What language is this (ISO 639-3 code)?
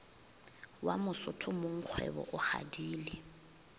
nso